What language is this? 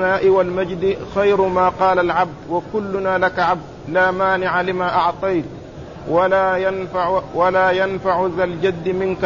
Arabic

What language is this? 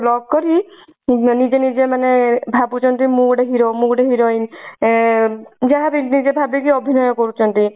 Odia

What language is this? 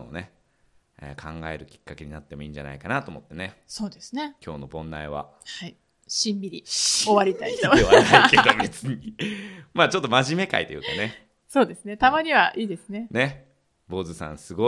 Japanese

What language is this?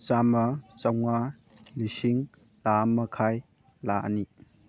Manipuri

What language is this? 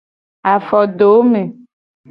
Gen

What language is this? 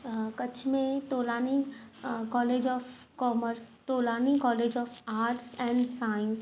Sindhi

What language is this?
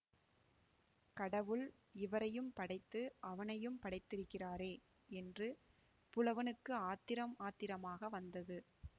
Tamil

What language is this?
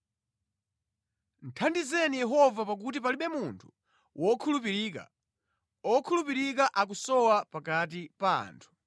Nyanja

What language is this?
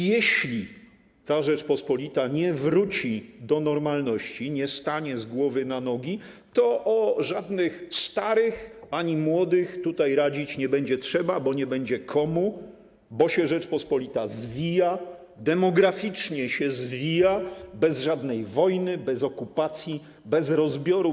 Polish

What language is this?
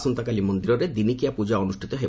Odia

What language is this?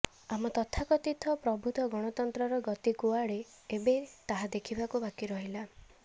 Odia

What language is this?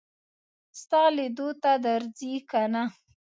Pashto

